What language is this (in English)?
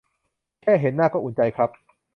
Thai